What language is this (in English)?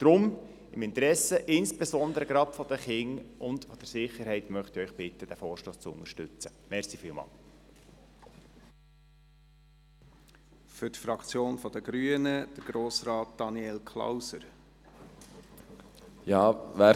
Swiss German